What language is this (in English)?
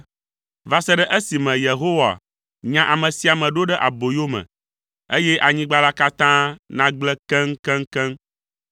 Ewe